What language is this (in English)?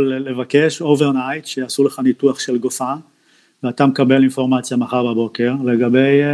Hebrew